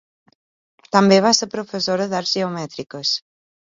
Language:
Catalan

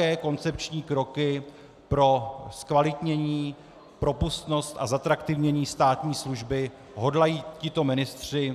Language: Czech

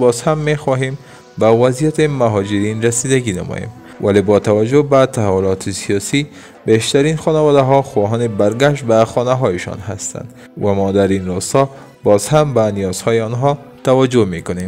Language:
Persian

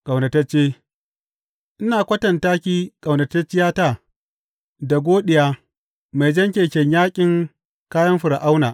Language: Hausa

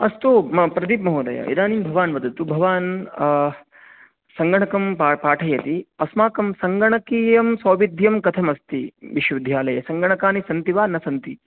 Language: Sanskrit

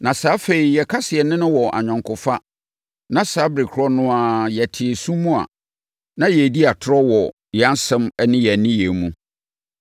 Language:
Akan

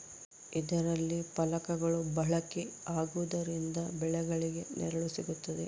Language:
Kannada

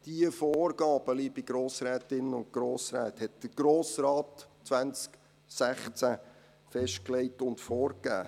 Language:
Swiss German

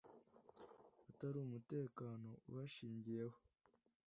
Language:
Kinyarwanda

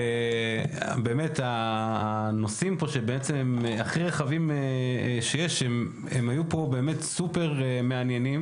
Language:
Hebrew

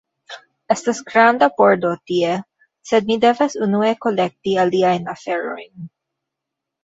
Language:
Esperanto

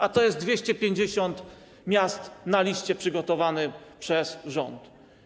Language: Polish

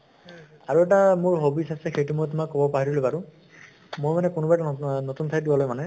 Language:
Assamese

